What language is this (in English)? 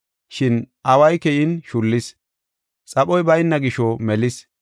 Gofa